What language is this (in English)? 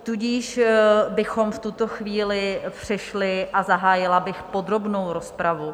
Czech